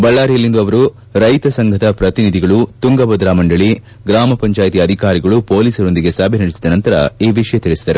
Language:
Kannada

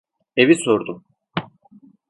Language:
Turkish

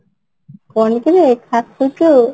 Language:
Odia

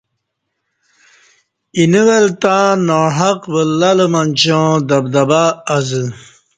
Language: Kati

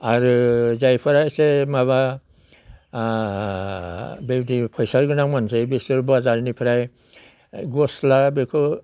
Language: Bodo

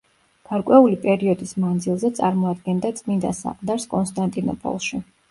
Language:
Georgian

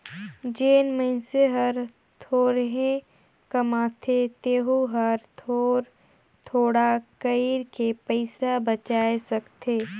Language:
Chhattisgarhi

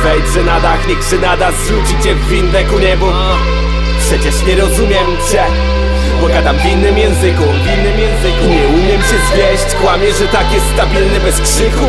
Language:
Polish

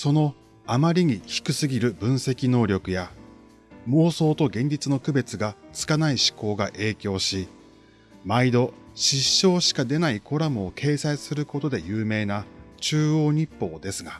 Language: Japanese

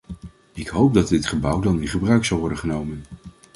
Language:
Dutch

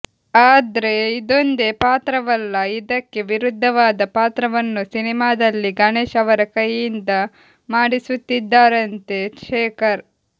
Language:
Kannada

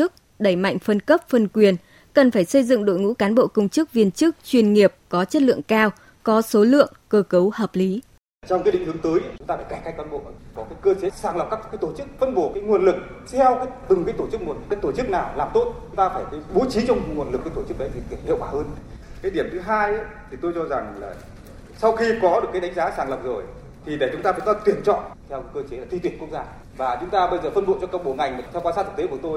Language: Vietnamese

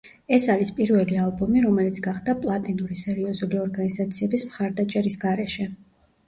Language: Georgian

